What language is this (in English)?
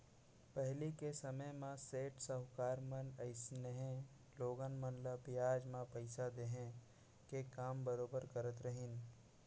Chhattisgarhi